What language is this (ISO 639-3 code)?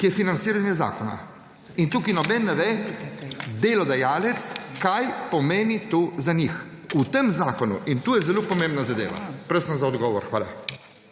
slv